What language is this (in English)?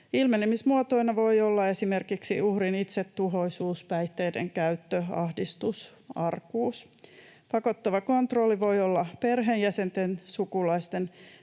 Finnish